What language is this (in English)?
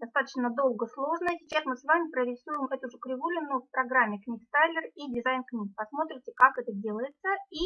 Russian